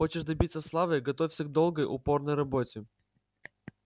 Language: Russian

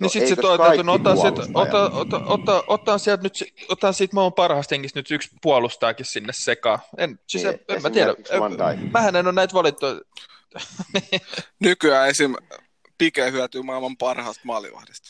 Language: Finnish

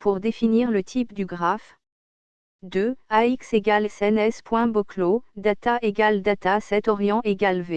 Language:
French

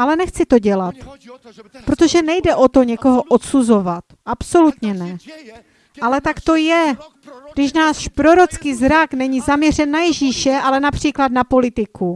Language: Czech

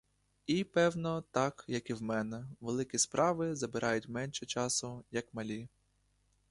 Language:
Ukrainian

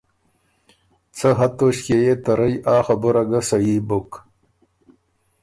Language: Ormuri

